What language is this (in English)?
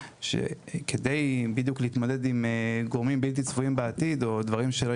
Hebrew